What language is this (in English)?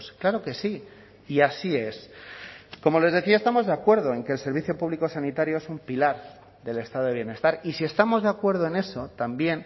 Spanish